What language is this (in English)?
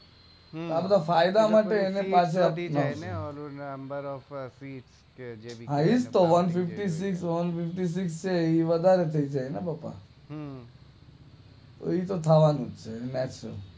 Gujarati